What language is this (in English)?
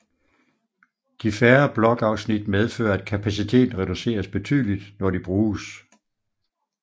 Danish